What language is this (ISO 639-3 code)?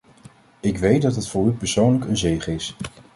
nld